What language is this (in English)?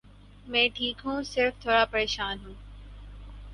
Urdu